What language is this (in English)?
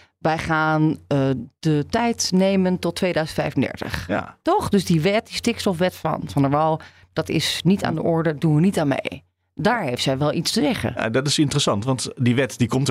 Dutch